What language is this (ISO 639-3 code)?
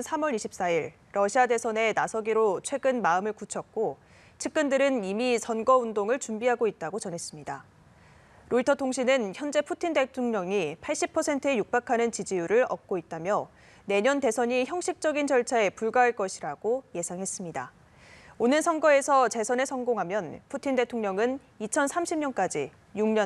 kor